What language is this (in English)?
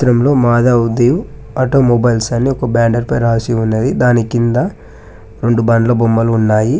Telugu